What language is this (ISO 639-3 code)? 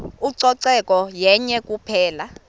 xho